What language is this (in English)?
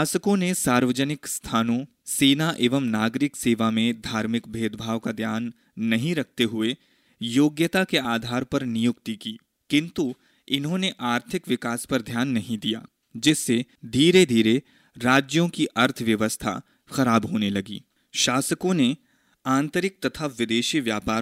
Hindi